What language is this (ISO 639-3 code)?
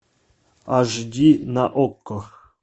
rus